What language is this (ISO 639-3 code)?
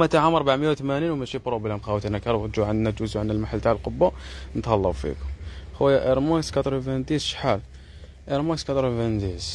ara